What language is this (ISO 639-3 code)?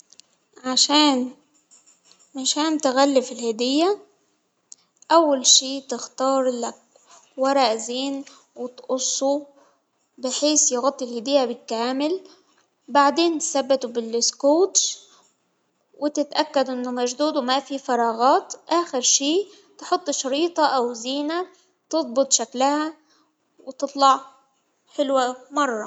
acw